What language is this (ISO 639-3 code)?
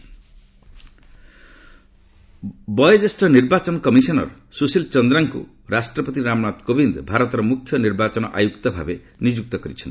ori